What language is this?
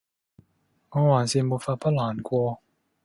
Cantonese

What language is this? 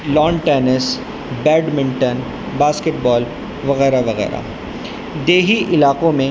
Urdu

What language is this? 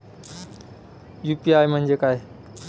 Marathi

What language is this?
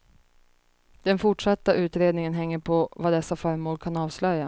Swedish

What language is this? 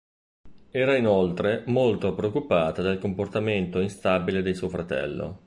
Italian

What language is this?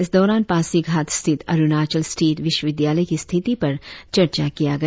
Hindi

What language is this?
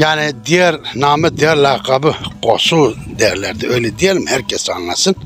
Turkish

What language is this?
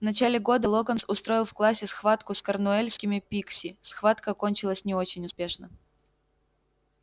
Russian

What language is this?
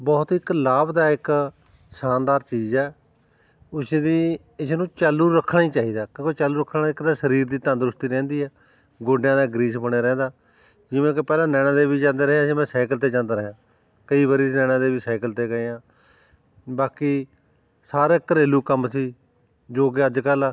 Punjabi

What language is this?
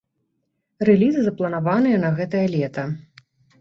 Belarusian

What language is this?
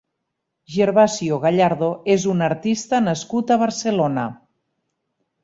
Catalan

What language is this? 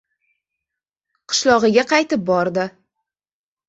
Uzbek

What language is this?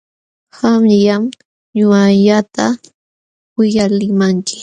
Jauja Wanca Quechua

